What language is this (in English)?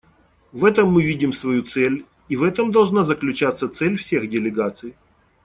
Russian